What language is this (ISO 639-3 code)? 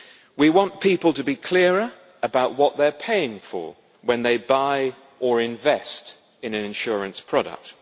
eng